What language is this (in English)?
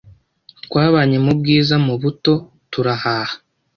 Kinyarwanda